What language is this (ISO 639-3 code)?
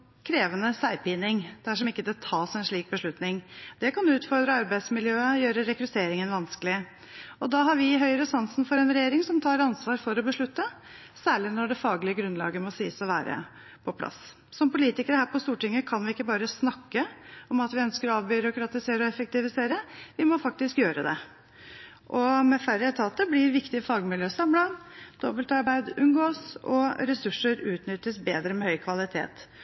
nob